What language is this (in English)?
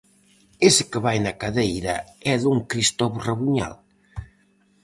Galician